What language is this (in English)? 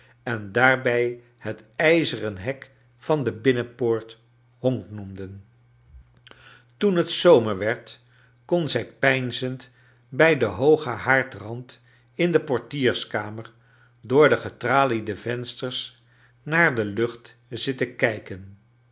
Dutch